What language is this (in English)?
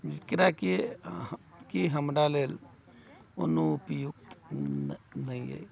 Maithili